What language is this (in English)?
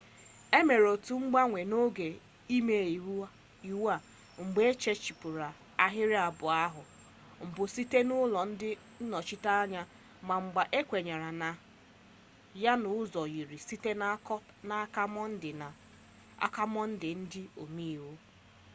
Igbo